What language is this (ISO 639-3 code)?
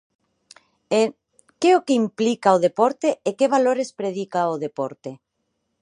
glg